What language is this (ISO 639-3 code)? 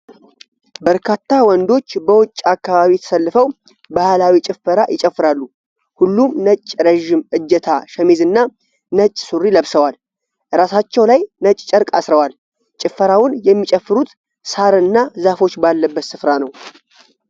amh